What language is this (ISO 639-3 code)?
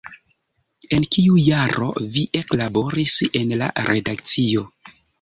epo